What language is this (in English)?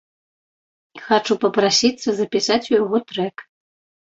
Belarusian